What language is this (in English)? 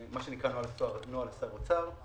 Hebrew